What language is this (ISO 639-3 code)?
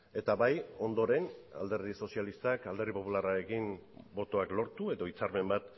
eus